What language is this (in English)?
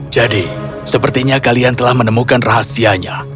Indonesian